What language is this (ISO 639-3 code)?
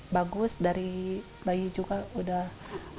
ind